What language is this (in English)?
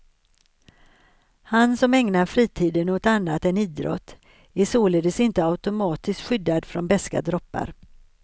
Swedish